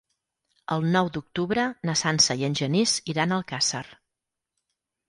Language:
Catalan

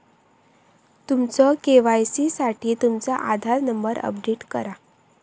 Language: Marathi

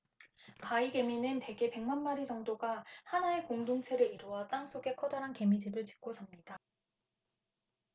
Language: Korean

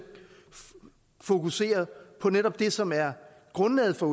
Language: Danish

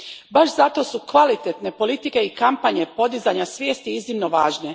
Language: Croatian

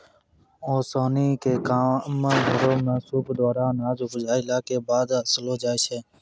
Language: Maithili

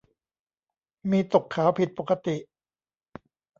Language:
Thai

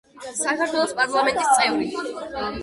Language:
Georgian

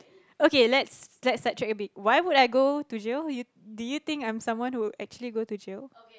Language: English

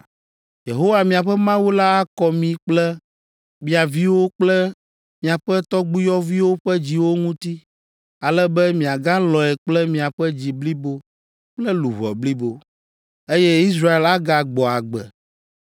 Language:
Ewe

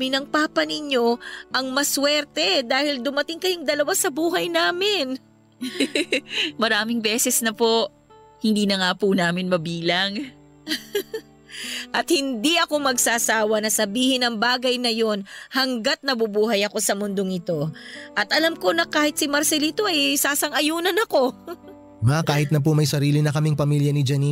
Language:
Filipino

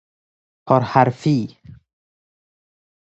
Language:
Persian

